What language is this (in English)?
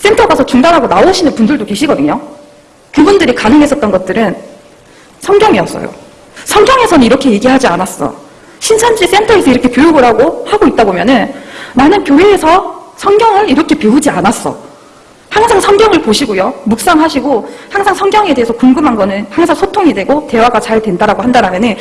Korean